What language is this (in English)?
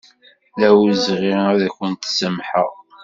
Kabyle